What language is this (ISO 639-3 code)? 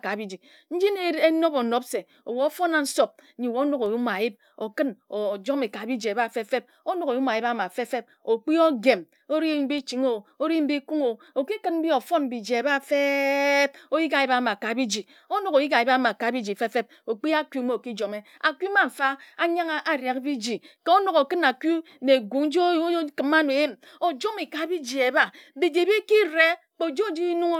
etu